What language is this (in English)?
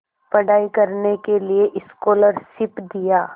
Hindi